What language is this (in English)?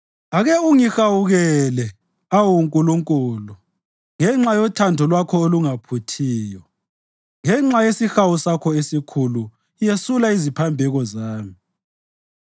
North Ndebele